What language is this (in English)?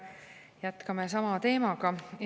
Estonian